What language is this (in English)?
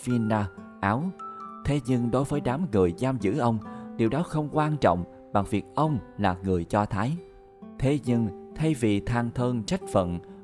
Vietnamese